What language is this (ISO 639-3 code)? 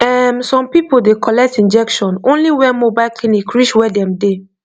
pcm